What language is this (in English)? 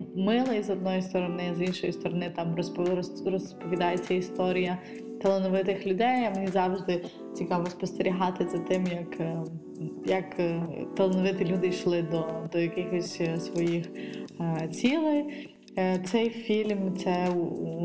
Ukrainian